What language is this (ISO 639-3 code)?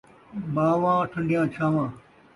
skr